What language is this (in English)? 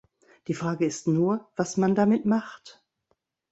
German